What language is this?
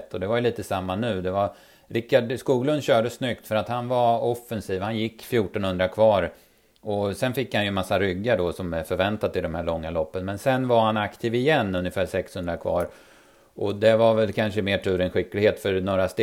Swedish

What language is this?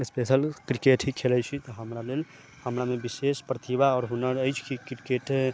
Maithili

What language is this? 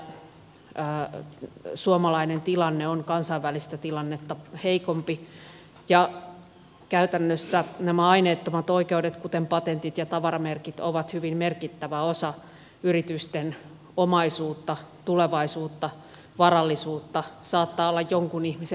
Finnish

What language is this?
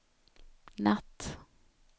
Swedish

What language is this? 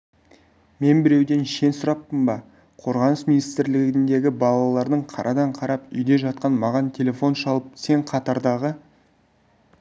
Kazakh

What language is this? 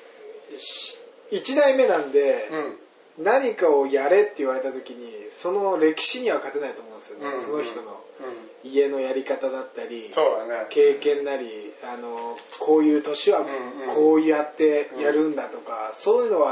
Japanese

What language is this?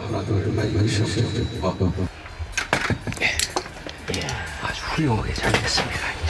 Korean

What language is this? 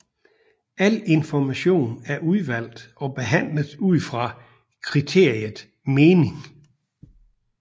Danish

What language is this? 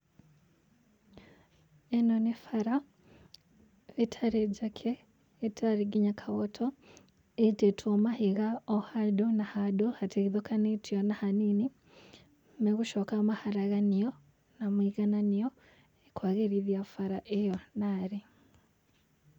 Kikuyu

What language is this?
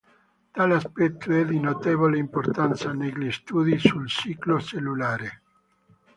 Italian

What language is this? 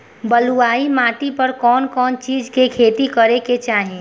Bhojpuri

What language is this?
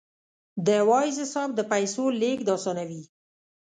Pashto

